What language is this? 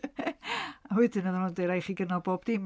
Welsh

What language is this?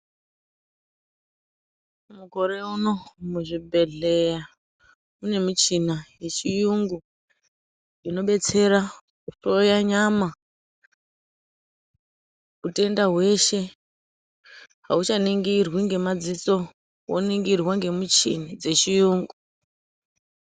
Ndau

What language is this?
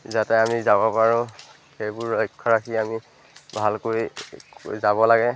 Assamese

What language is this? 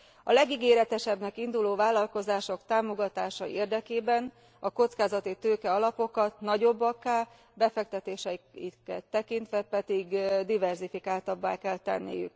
Hungarian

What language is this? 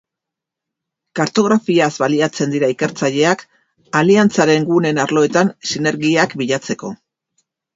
Basque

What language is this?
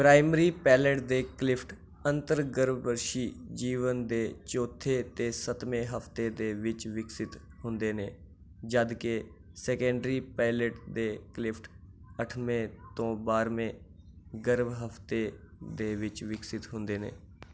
Dogri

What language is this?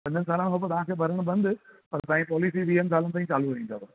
Sindhi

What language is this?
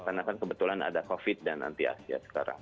Indonesian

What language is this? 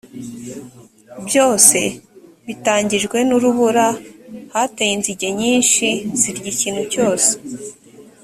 Kinyarwanda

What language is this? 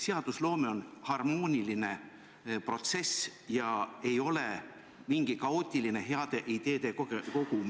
Estonian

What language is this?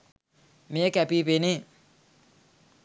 Sinhala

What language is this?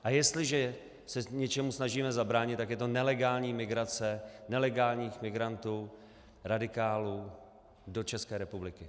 Czech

